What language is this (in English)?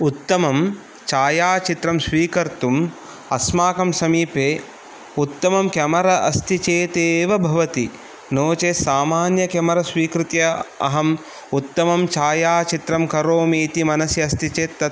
Sanskrit